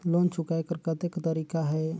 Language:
Chhattisgarhi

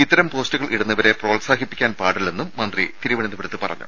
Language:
Malayalam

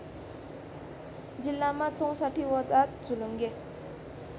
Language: Nepali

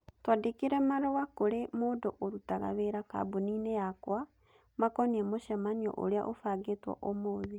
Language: Kikuyu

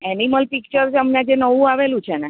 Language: Gujarati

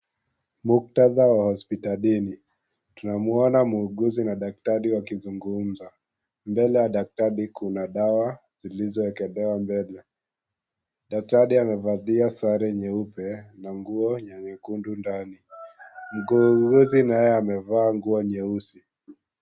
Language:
Swahili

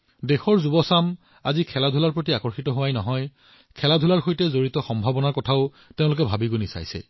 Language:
Assamese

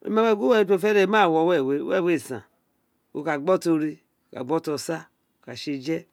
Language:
Isekiri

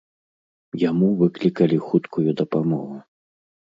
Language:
Belarusian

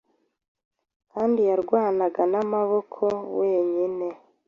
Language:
Kinyarwanda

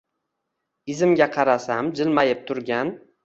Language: Uzbek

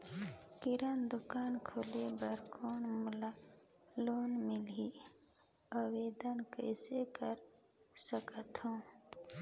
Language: Chhattisgarhi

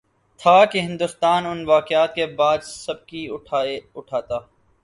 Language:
Urdu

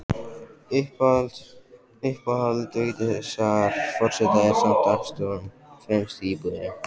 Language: Icelandic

